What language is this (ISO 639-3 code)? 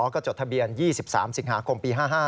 tha